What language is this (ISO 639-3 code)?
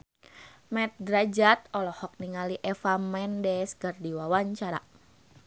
sun